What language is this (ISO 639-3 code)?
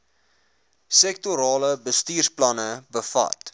afr